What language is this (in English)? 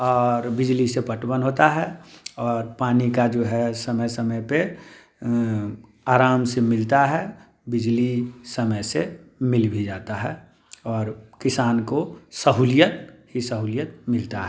Hindi